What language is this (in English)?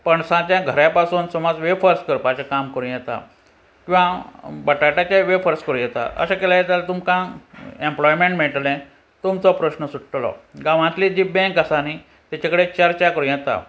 Konkani